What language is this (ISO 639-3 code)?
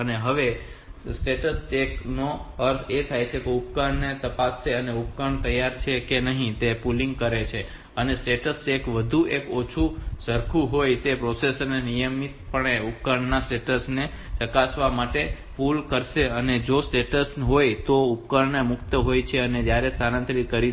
guj